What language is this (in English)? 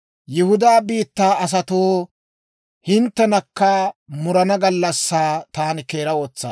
Dawro